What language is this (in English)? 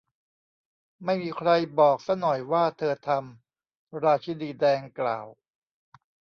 Thai